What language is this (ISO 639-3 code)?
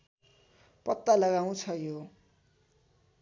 nep